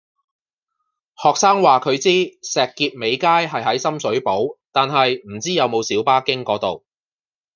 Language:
Cantonese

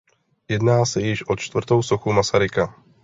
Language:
Czech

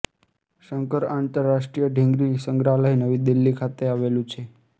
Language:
Gujarati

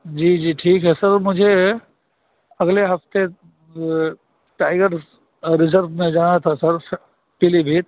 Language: Urdu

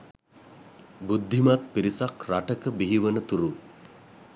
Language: Sinhala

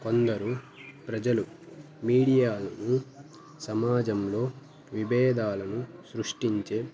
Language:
Telugu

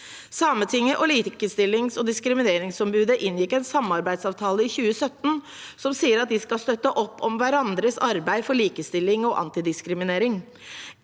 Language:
Norwegian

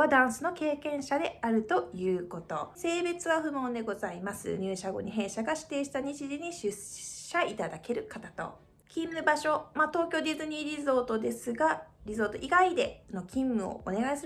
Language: Japanese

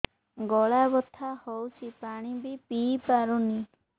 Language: Odia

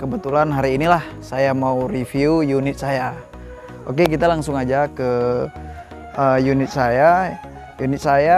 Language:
Indonesian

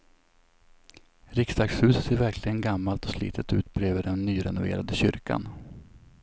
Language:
Swedish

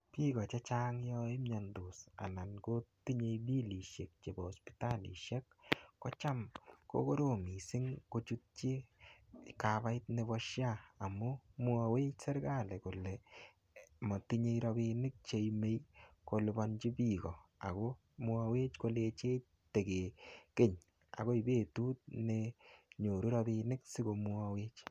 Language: Kalenjin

